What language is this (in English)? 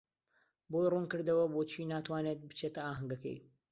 Central Kurdish